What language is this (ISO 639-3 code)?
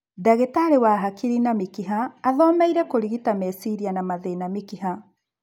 kik